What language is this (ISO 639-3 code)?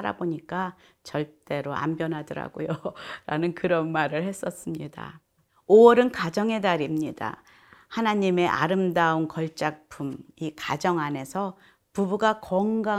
kor